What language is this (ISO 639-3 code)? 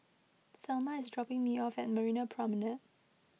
eng